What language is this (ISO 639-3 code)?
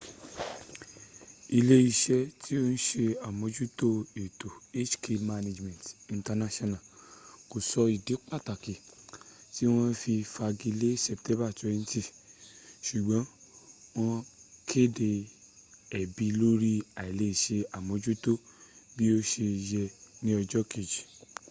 yor